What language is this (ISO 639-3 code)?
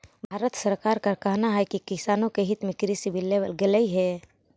mag